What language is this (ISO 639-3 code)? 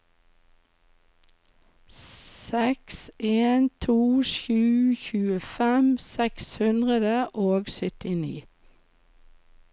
nor